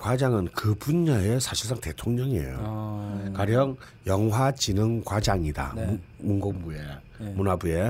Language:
Korean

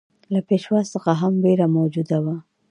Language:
Pashto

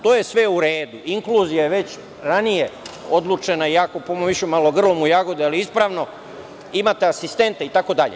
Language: Serbian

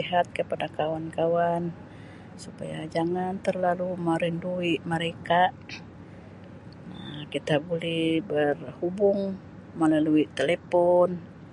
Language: Sabah Malay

